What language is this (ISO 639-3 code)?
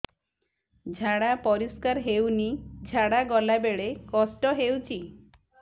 ori